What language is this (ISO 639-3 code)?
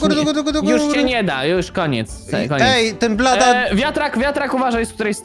pol